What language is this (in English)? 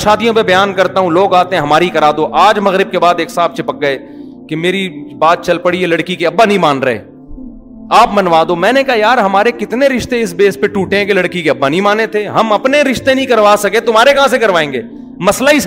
Urdu